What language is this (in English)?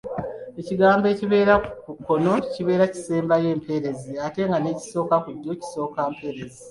Ganda